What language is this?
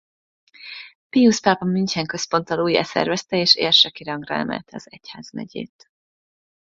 Hungarian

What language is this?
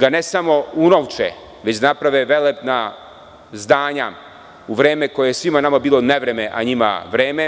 Serbian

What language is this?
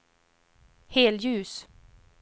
Swedish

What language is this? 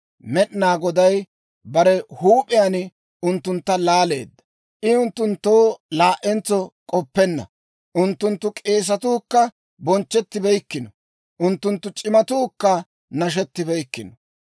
Dawro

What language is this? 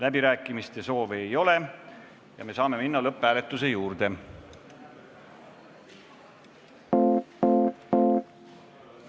Estonian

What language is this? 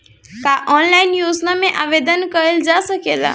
Bhojpuri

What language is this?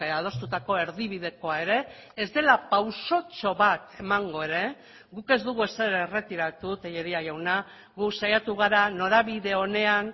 Basque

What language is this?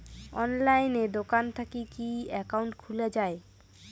Bangla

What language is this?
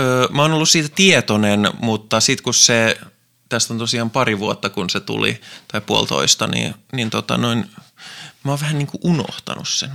Finnish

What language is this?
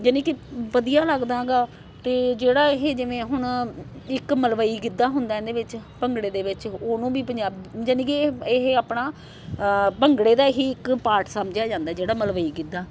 Punjabi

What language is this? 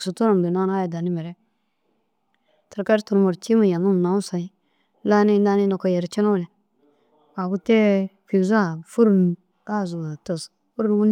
Dazaga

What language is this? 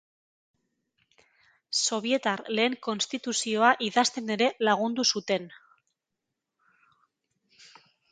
Basque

